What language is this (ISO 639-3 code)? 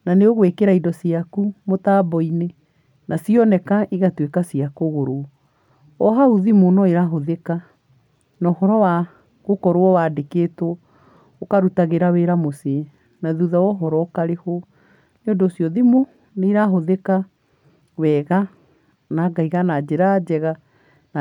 kik